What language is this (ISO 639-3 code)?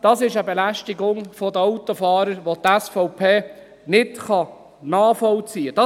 gsw